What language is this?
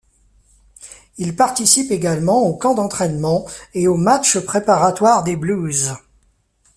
French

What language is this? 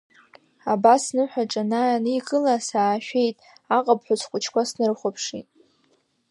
Abkhazian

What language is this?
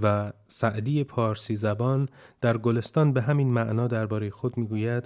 Persian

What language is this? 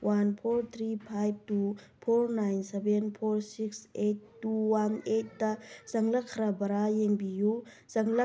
Manipuri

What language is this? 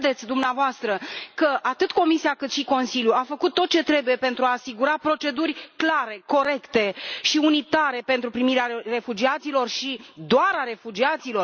Romanian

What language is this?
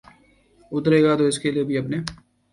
Urdu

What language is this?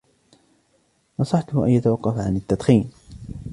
Arabic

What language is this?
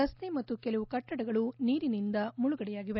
Kannada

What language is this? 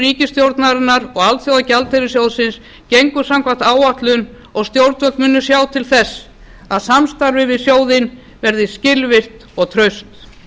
Icelandic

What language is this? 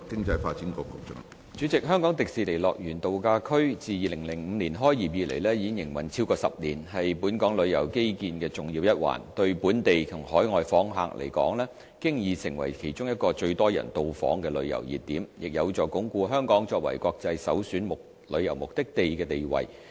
Cantonese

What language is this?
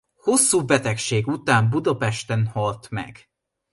Hungarian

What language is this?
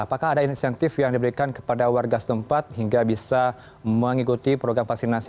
Indonesian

